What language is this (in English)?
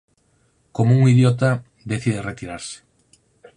Galician